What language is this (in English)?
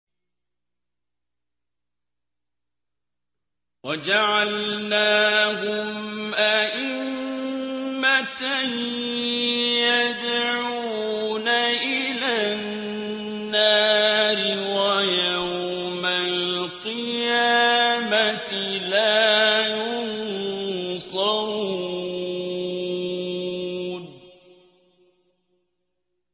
Arabic